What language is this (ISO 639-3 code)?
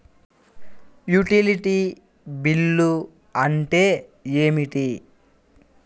tel